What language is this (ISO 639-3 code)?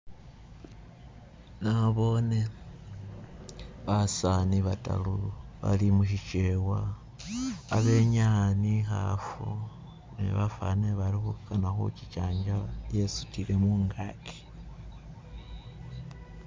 myx